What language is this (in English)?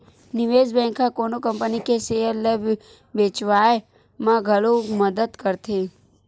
Chhattisgarhi